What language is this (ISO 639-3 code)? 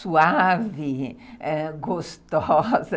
por